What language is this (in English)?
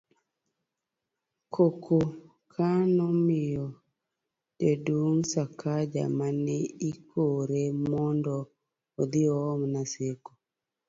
Luo (Kenya and Tanzania)